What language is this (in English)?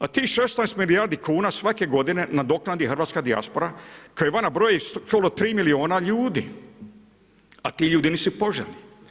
Croatian